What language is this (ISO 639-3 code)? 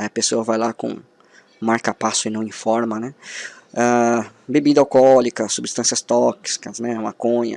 por